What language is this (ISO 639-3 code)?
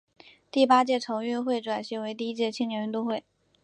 zho